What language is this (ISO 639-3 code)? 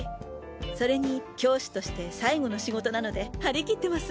jpn